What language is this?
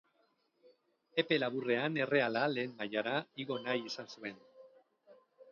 Basque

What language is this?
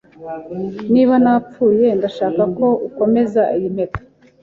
Kinyarwanda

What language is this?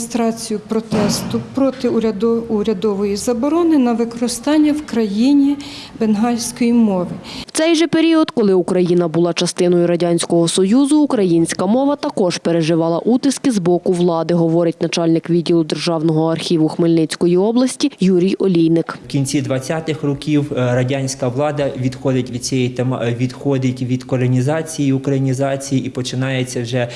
Ukrainian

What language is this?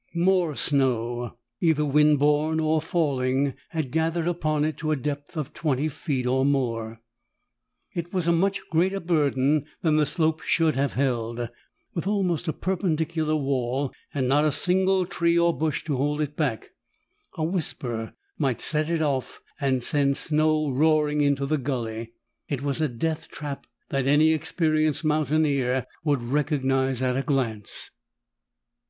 English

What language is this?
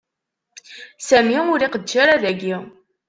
Kabyle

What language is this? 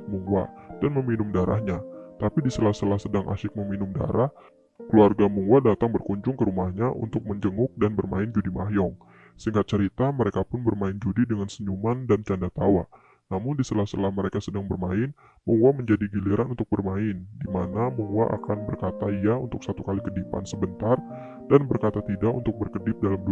Indonesian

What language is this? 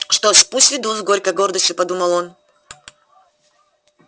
Russian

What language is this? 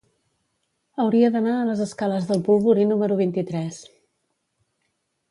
Catalan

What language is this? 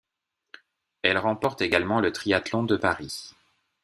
French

